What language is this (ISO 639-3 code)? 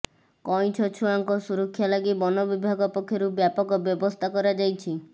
ori